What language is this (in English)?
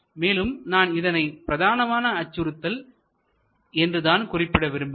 Tamil